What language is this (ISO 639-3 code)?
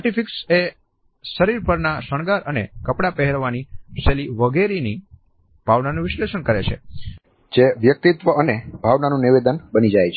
guj